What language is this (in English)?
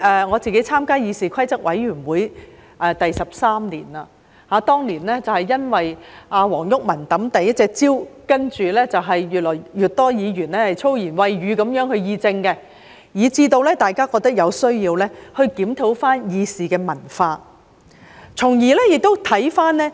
Cantonese